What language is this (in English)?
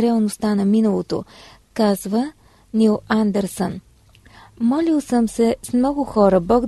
Bulgarian